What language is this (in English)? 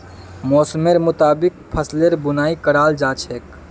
Magahi